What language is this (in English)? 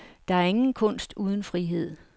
Danish